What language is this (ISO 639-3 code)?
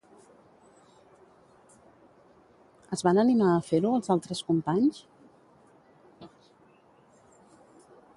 cat